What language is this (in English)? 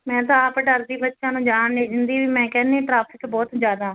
Punjabi